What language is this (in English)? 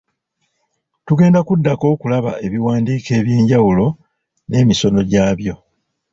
Ganda